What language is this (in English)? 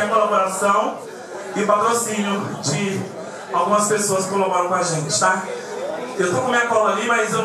Portuguese